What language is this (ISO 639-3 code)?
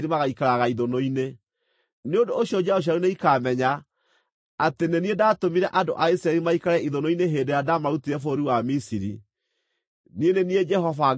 kik